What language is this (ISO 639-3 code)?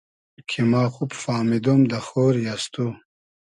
haz